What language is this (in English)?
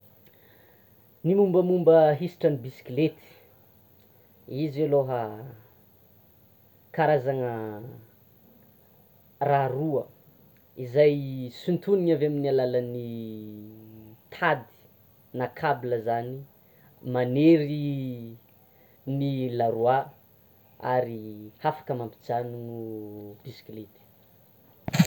Tsimihety Malagasy